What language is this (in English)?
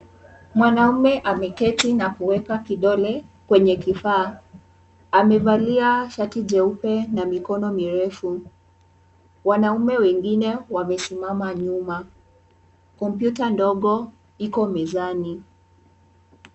Swahili